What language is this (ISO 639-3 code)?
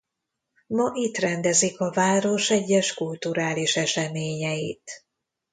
hun